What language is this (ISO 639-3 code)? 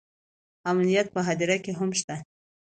pus